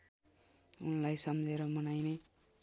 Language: Nepali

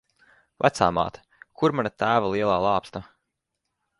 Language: Latvian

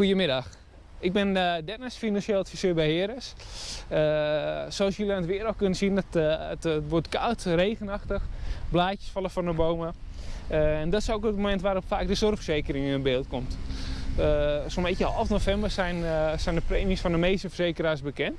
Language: Dutch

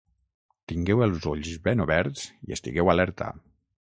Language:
Catalan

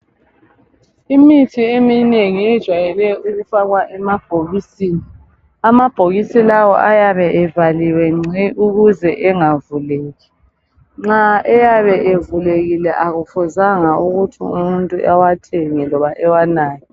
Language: North Ndebele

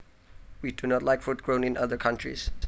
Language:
Javanese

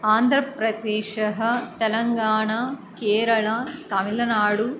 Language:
Sanskrit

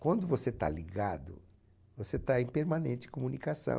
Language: Portuguese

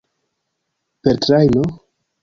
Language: Esperanto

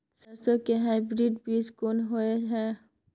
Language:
Maithili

